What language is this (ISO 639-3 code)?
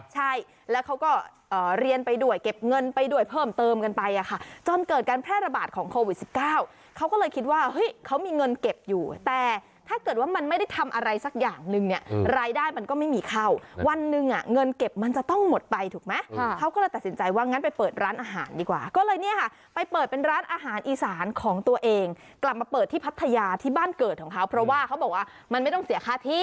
tha